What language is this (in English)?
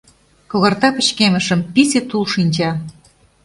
Mari